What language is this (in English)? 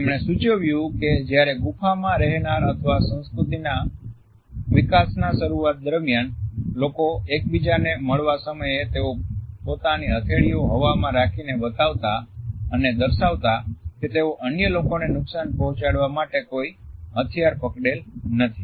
Gujarati